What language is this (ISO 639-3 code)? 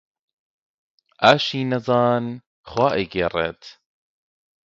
ckb